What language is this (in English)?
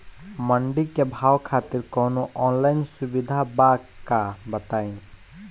Bhojpuri